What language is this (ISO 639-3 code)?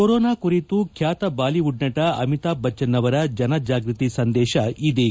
kan